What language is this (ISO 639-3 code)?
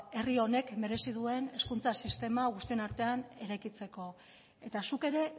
eus